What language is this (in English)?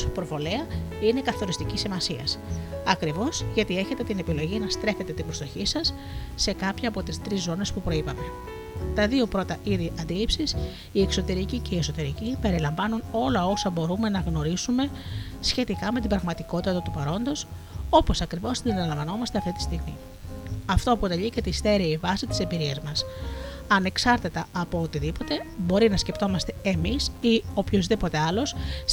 Greek